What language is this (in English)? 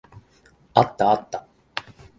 Japanese